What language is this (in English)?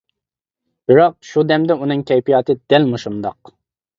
Uyghur